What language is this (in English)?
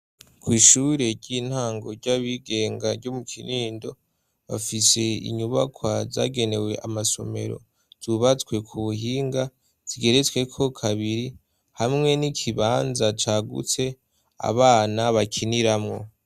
Rundi